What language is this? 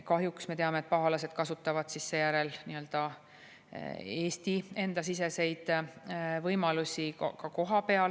Estonian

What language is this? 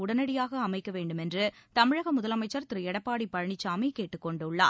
Tamil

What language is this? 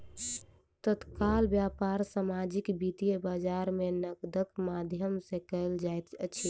Maithili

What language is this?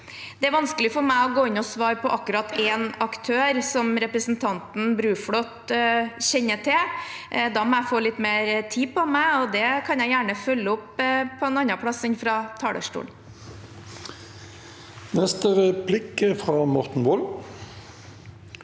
Norwegian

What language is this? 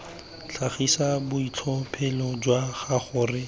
Tswana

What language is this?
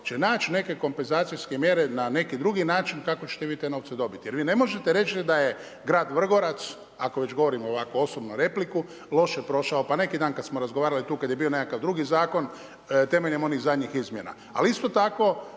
Croatian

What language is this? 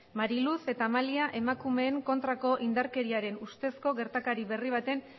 Basque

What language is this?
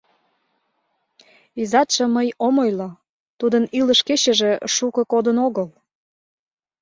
Mari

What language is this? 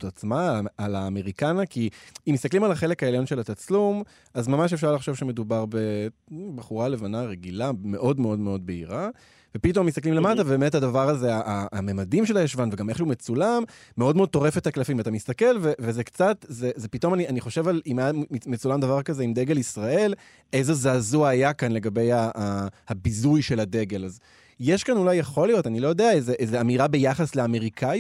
Hebrew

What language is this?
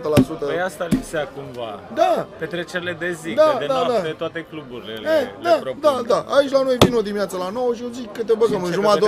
Romanian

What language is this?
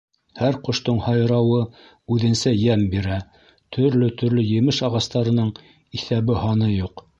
Bashkir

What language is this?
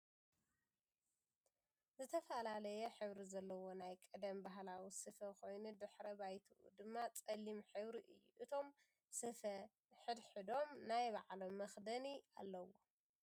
Tigrinya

